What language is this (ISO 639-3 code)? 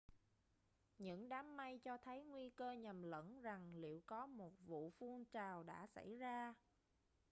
vie